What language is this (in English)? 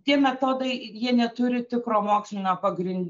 Lithuanian